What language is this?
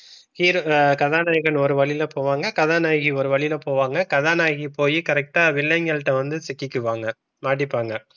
Tamil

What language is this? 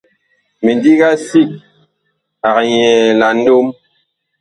Bakoko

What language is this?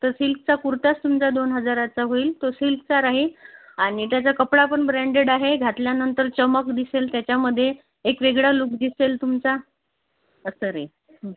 Marathi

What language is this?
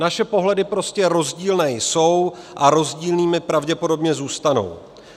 Czech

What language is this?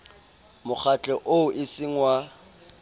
Southern Sotho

